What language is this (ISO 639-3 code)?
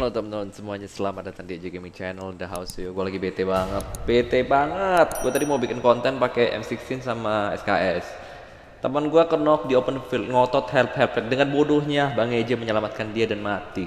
ind